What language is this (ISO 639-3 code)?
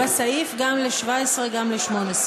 heb